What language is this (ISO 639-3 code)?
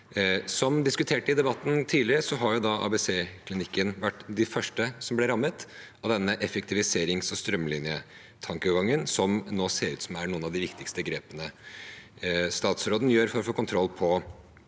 nor